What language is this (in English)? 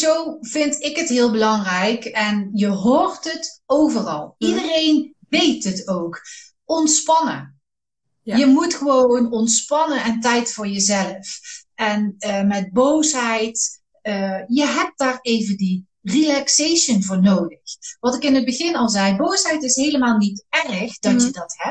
Dutch